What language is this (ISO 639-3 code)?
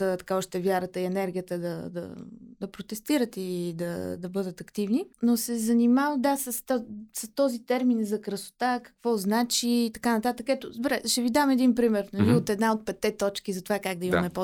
bul